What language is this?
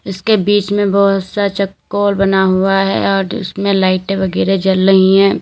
Hindi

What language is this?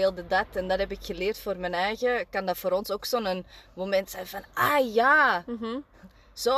Dutch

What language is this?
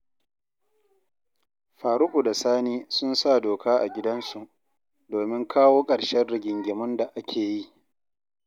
Hausa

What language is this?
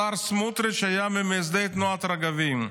Hebrew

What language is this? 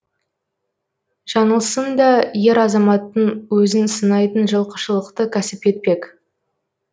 Kazakh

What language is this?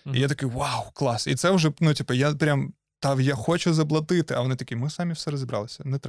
Ukrainian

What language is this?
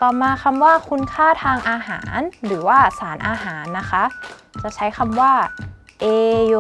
Thai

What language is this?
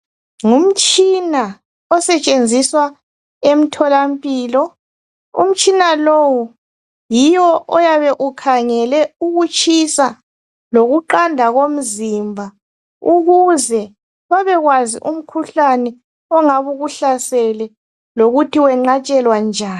North Ndebele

